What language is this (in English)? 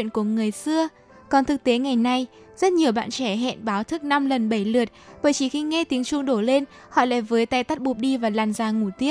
Vietnamese